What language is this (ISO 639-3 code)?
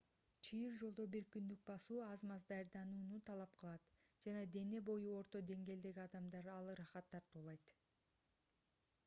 kir